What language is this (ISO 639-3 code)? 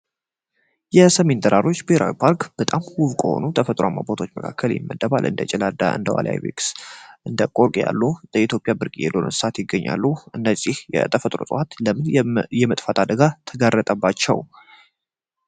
amh